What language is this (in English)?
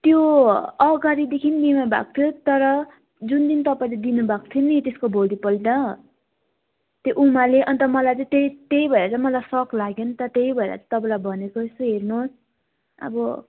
Nepali